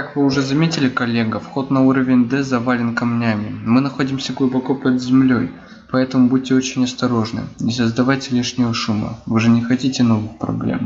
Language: Russian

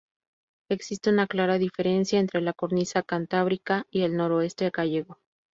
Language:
Spanish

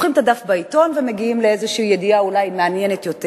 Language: Hebrew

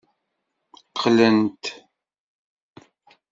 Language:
Kabyle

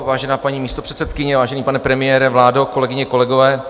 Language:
Czech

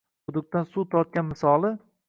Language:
Uzbek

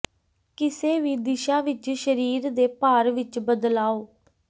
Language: Punjabi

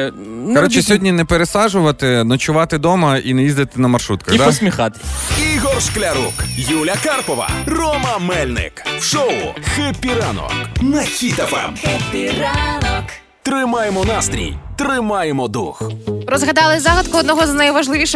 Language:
Ukrainian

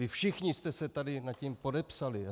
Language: Czech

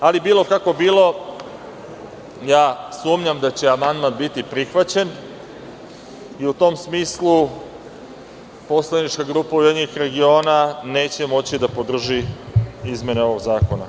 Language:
Serbian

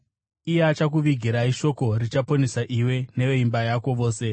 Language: Shona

